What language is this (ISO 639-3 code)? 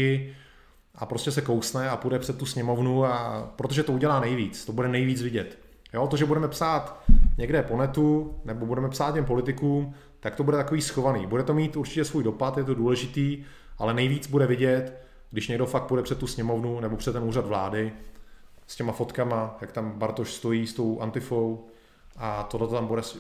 ces